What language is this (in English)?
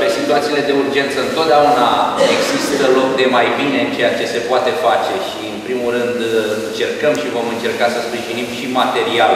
Romanian